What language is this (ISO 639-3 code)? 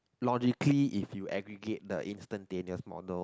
eng